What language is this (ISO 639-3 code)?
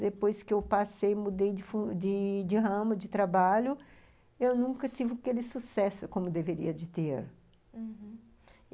por